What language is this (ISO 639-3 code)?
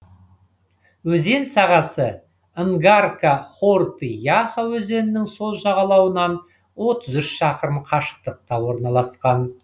kaz